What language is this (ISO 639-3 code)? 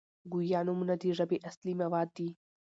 pus